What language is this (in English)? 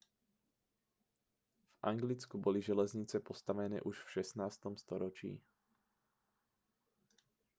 Slovak